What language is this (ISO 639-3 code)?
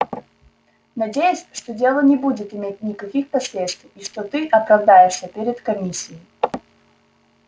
rus